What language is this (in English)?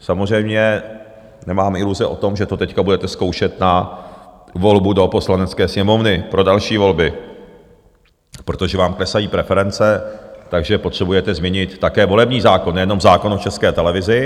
Czech